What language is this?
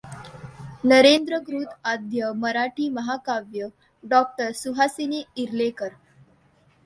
Marathi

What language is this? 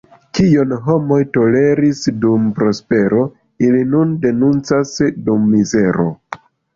Esperanto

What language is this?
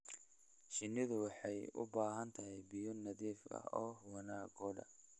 Somali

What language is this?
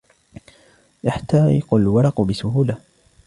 Arabic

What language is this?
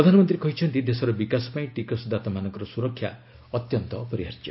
Odia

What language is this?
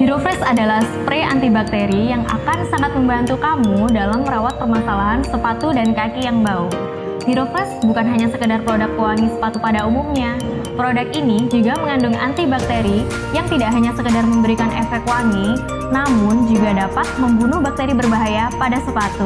Indonesian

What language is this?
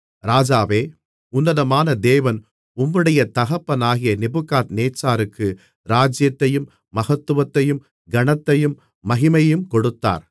Tamil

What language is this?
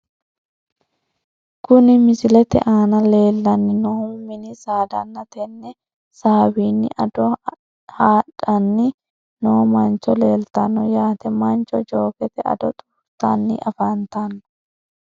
Sidamo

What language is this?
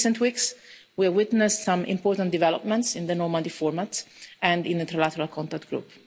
English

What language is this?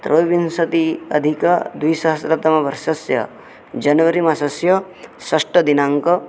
Sanskrit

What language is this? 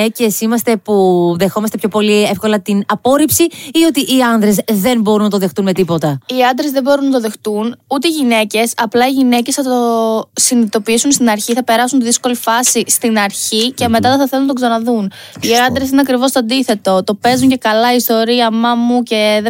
Greek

